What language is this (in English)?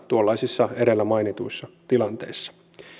Finnish